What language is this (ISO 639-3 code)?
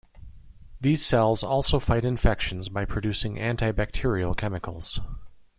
eng